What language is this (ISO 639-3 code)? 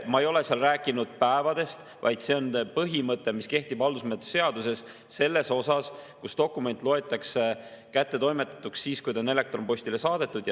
est